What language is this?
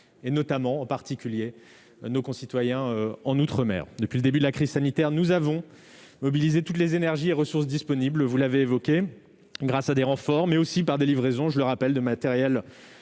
French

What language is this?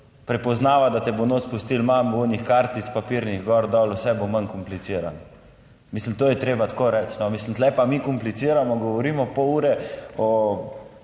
Slovenian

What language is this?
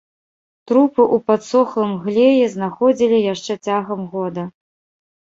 Belarusian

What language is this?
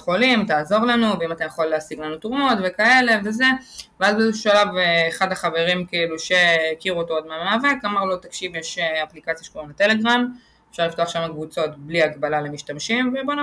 Hebrew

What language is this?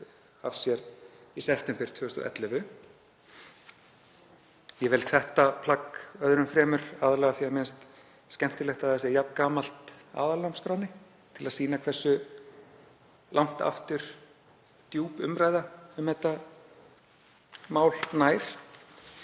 Icelandic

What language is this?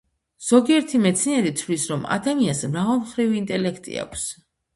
Georgian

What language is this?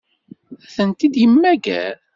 Kabyle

